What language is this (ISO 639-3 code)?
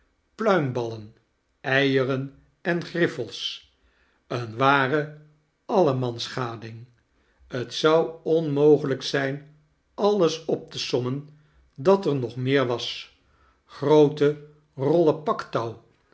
nld